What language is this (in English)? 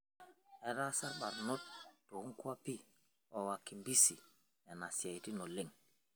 Masai